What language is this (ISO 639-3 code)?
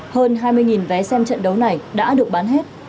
vie